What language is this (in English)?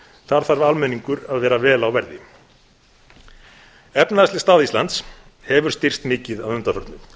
Icelandic